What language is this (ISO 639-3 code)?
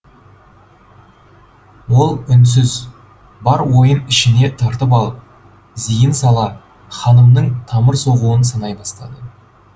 kaz